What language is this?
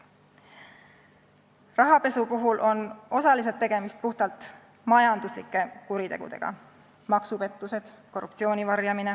Estonian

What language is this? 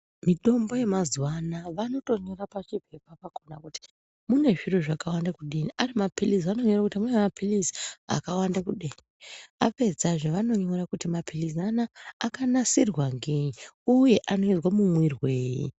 Ndau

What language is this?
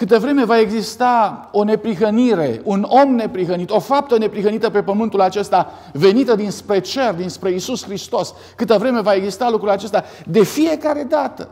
Romanian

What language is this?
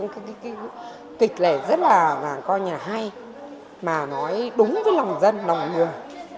Vietnamese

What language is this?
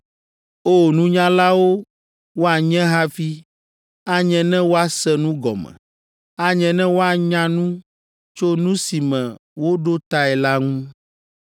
Ewe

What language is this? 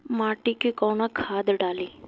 Bhojpuri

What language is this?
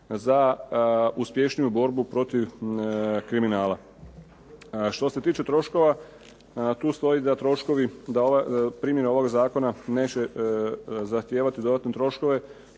Croatian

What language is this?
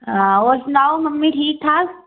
Dogri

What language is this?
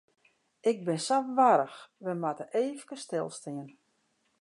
Western Frisian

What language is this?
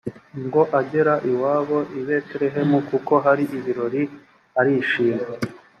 Kinyarwanda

